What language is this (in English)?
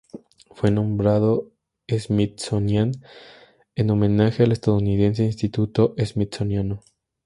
Spanish